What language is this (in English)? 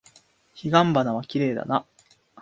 Japanese